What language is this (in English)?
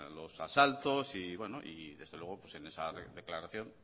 Spanish